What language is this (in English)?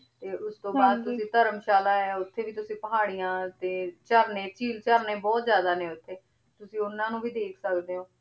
Punjabi